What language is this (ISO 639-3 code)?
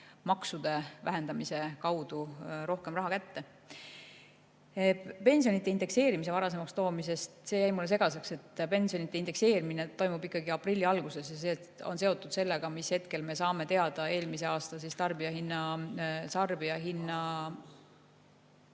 est